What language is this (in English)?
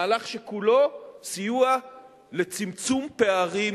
Hebrew